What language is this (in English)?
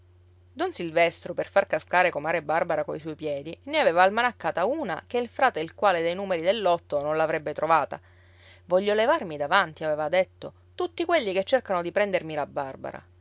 Italian